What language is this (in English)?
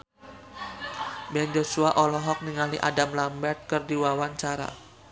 Sundanese